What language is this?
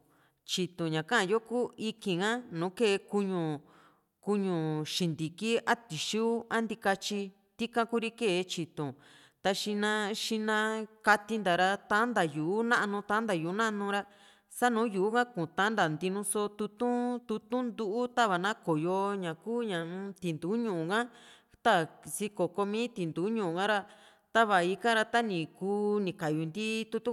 Juxtlahuaca Mixtec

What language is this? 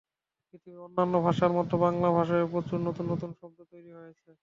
Bangla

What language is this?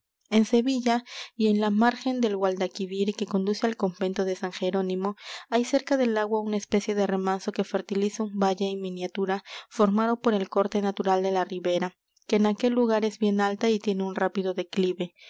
Spanish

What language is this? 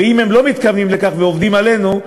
Hebrew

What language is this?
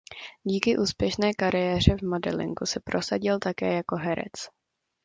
Czech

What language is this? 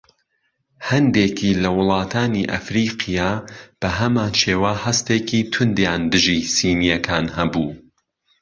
Central Kurdish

